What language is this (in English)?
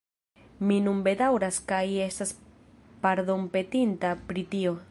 Esperanto